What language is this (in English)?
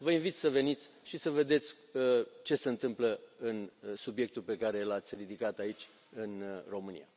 Romanian